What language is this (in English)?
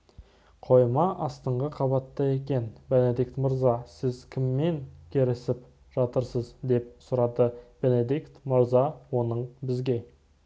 Kazakh